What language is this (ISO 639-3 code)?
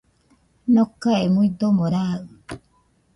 hux